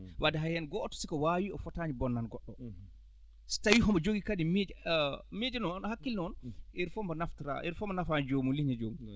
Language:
Fula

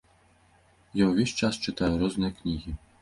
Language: Belarusian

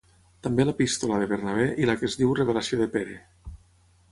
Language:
Catalan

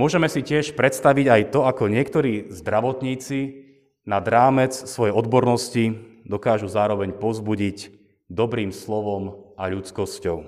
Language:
Slovak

